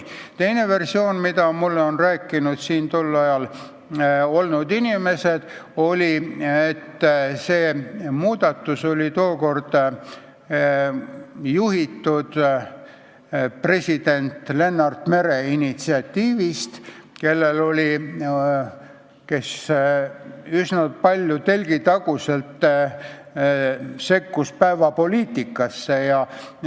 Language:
Estonian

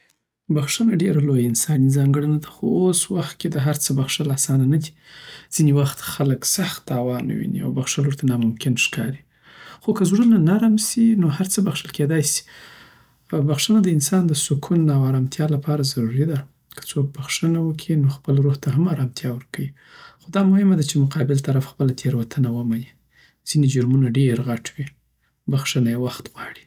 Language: Southern Pashto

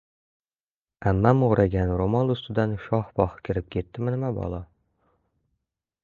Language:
Uzbek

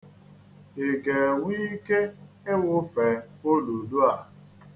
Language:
Igbo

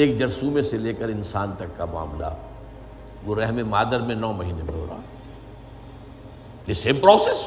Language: Urdu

